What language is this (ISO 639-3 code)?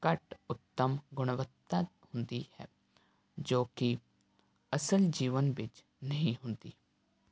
pan